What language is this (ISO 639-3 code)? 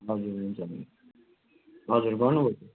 nep